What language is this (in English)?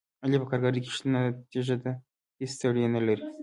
Pashto